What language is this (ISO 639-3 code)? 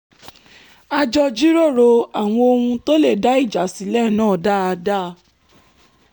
yor